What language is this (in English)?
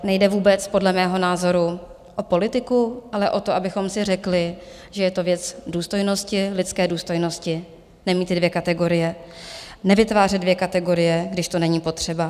Czech